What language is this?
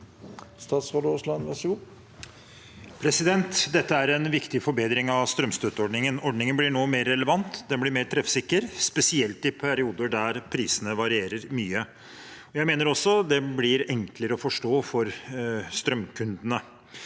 Norwegian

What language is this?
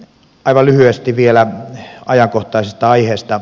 Finnish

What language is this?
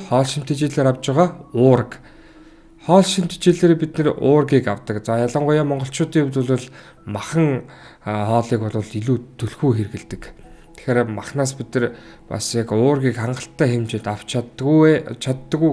Turkish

